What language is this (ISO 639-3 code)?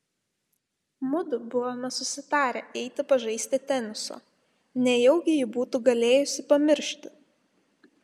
lit